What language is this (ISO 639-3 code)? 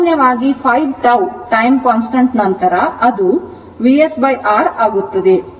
kan